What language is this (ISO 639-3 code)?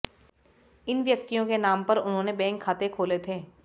hin